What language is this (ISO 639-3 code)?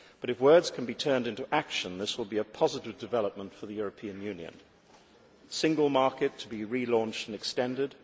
eng